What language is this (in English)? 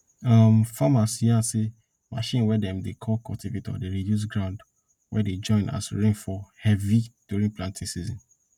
Nigerian Pidgin